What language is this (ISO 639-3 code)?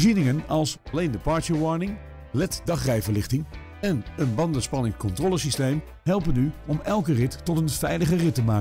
nld